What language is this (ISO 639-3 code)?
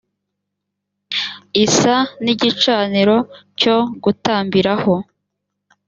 kin